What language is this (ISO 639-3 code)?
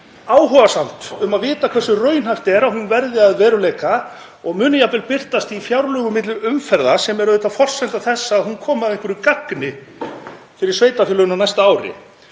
isl